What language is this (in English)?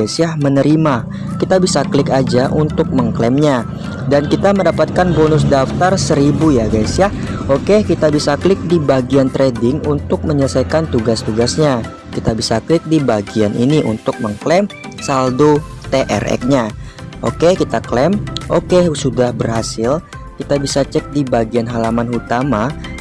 Indonesian